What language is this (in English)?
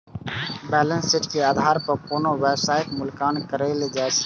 Maithili